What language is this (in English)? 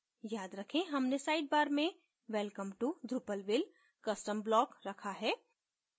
Hindi